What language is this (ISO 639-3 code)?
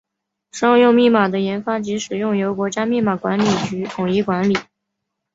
zho